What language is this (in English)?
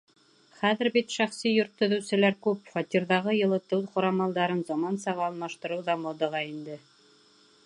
Bashkir